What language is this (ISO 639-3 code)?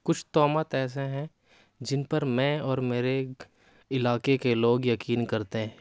urd